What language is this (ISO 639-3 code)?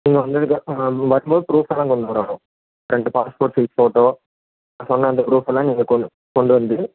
tam